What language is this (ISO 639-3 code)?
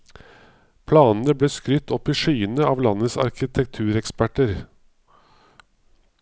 nor